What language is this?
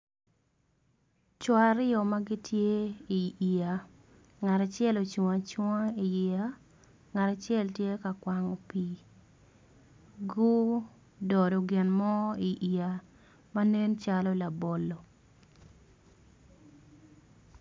Acoli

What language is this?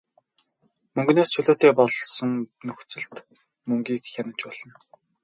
Mongolian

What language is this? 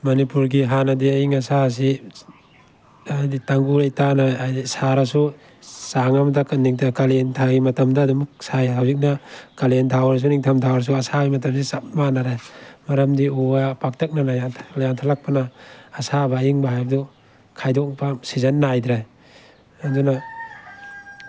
Manipuri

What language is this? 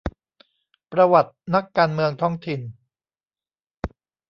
Thai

